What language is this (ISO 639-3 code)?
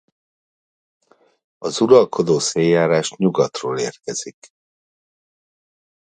hun